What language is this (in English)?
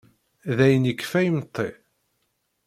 Kabyle